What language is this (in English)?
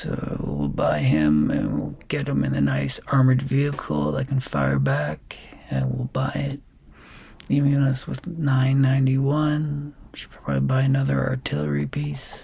English